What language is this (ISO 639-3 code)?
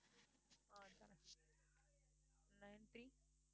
tam